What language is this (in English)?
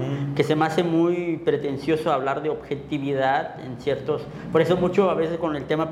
Spanish